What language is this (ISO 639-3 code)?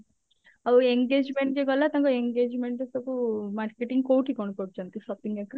ori